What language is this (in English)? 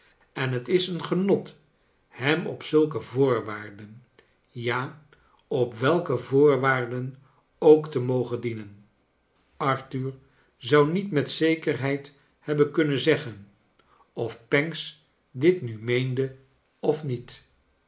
Dutch